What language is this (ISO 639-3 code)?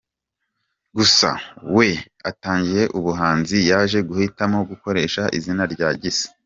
kin